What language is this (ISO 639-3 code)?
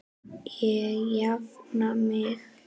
isl